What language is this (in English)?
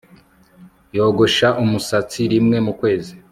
Kinyarwanda